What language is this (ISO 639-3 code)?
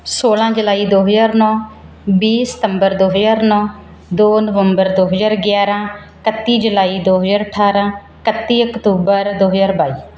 pan